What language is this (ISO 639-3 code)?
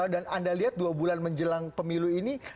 ind